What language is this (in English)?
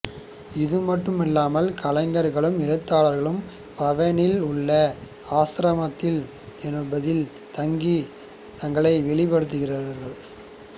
Tamil